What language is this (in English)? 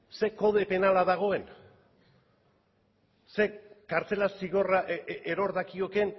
Basque